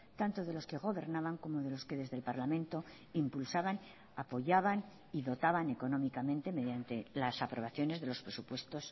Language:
Spanish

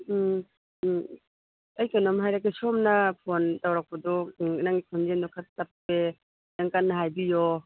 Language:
Manipuri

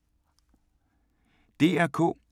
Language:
Danish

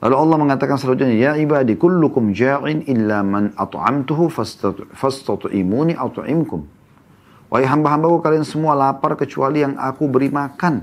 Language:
Indonesian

